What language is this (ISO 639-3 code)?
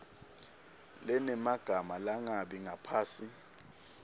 ssw